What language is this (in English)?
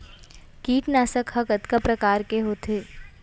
Chhattisgarhi